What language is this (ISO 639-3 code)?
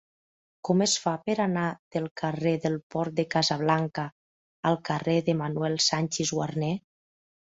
cat